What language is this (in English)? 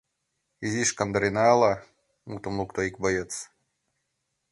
Mari